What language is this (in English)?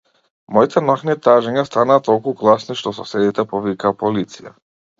Macedonian